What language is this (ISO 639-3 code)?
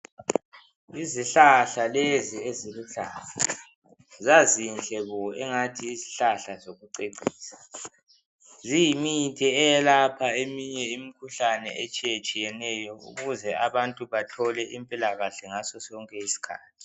nde